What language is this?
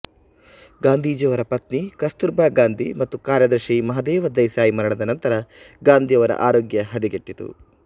Kannada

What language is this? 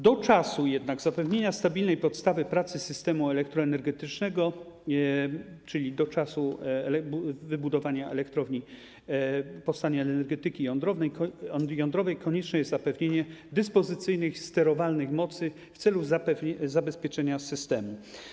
Polish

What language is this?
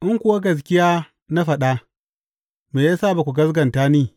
Hausa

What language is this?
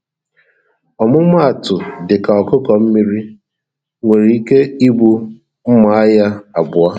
Igbo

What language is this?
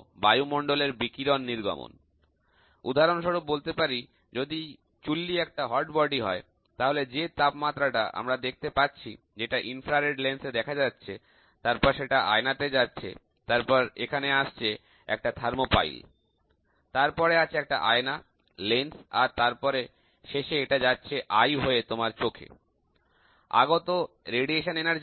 Bangla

